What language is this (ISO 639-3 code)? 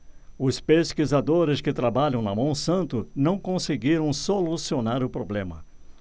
por